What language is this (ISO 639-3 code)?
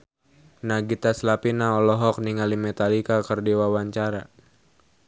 sun